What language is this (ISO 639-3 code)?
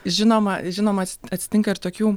lit